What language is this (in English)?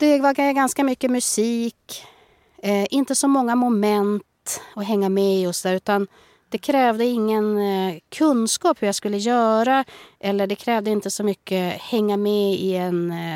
Swedish